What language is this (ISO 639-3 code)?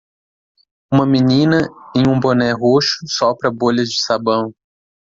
por